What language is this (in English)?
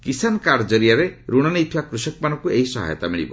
Odia